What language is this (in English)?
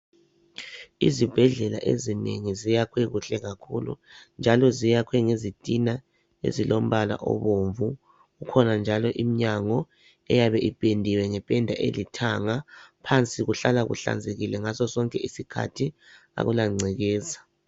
North Ndebele